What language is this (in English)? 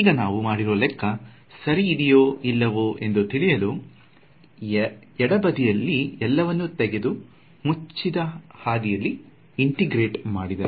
Kannada